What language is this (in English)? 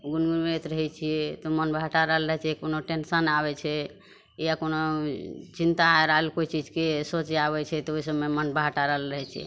Maithili